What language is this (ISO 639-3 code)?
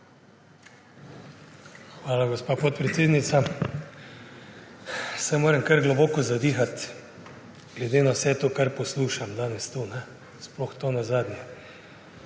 slv